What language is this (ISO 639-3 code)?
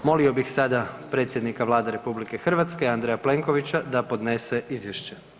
hrv